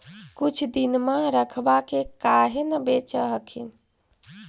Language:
Magahi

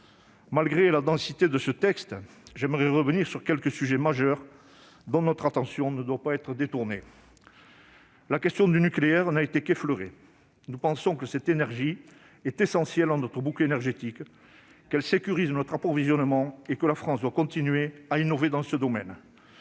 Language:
French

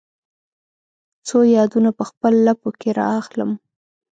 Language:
Pashto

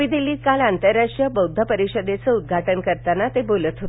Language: Marathi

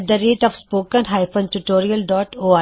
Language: Punjabi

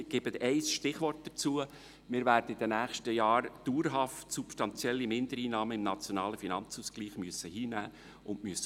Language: Swiss German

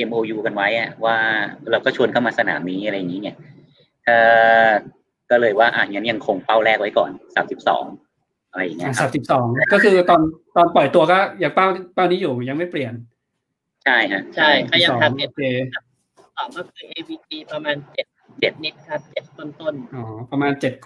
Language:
Thai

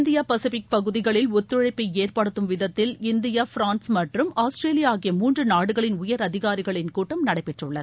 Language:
Tamil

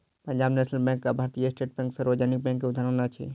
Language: Maithili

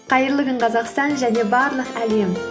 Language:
Kazakh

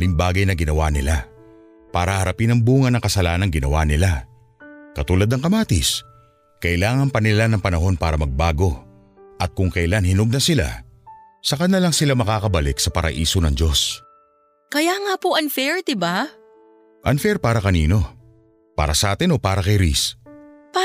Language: Filipino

